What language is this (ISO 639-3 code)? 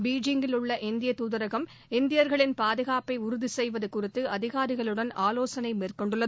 tam